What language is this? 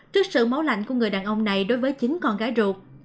Vietnamese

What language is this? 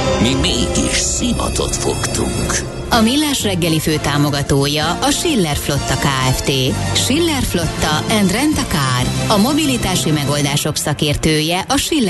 Hungarian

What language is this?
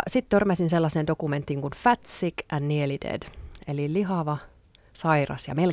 Finnish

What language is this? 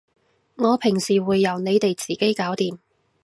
Cantonese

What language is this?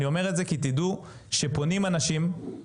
Hebrew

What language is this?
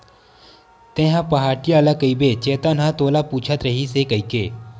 Chhattisgarhi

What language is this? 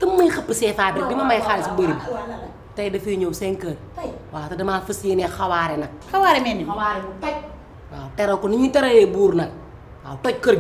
Indonesian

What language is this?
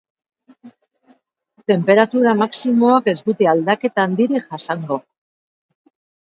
Basque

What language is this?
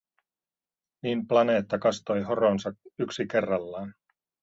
Finnish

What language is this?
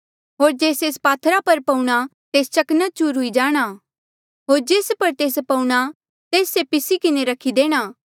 Mandeali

